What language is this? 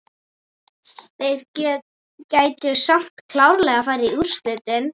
Icelandic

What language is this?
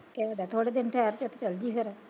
Punjabi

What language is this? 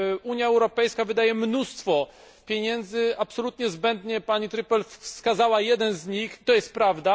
Polish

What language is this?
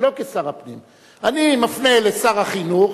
Hebrew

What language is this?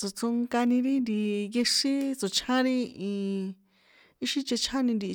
San Juan Atzingo Popoloca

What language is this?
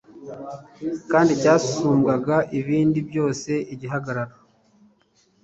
Kinyarwanda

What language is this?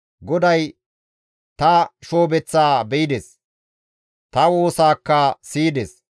Gamo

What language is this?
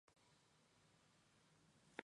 Spanish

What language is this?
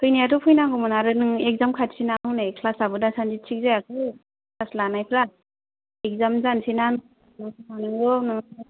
Bodo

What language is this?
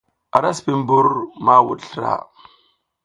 South Giziga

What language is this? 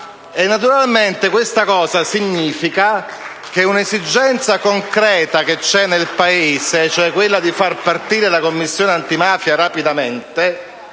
Italian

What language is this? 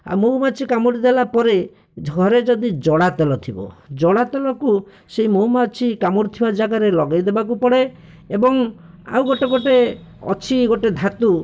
Odia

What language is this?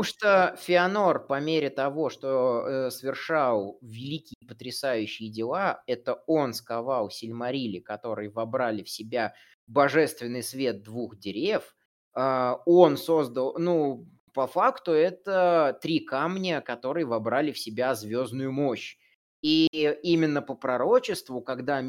Russian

